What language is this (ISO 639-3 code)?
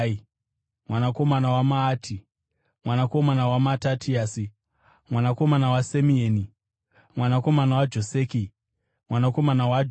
sna